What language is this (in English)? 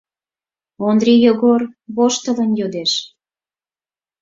Mari